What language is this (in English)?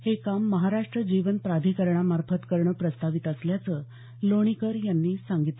Marathi